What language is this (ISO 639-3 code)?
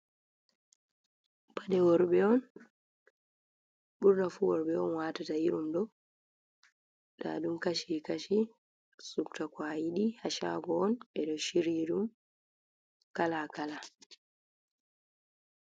ful